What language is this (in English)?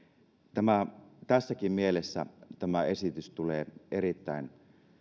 Finnish